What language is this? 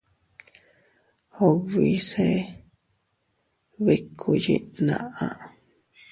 Teutila Cuicatec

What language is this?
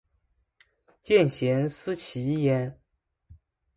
Chinese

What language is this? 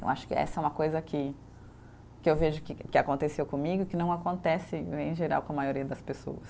Portuguese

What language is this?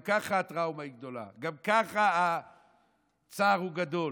Hebrew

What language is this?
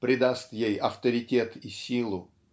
Russian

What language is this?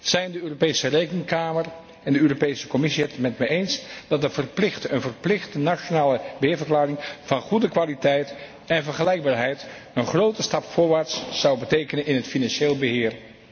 Dutch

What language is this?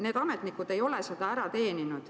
Estonian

